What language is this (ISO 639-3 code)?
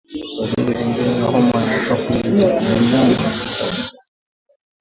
swa